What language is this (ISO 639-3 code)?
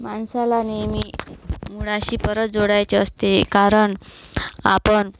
mar